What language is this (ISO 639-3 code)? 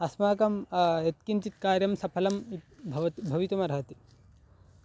san